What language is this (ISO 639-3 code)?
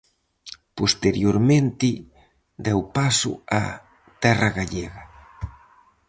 glg